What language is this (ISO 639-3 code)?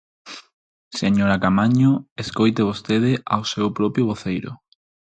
glg